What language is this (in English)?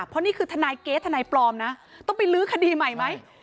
Thai